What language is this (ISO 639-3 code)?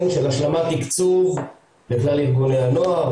heb